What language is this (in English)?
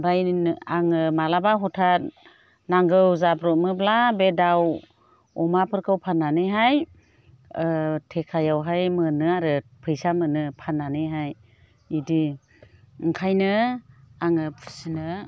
Bodo